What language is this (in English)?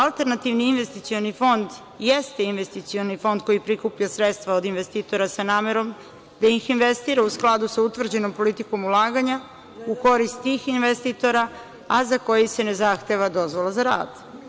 Serbian